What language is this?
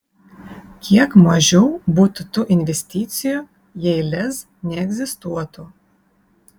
Lithuanian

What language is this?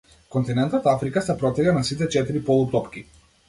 Macedonian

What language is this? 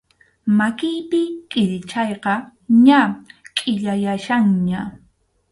Arequipa-La Unión Quechua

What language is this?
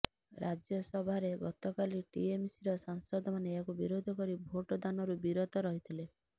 Odia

